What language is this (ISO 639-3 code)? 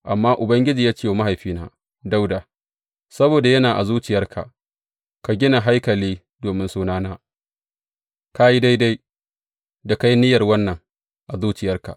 hau